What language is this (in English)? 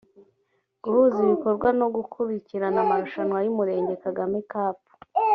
Kinyarwanda